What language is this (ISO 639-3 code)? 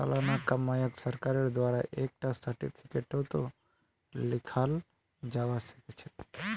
mag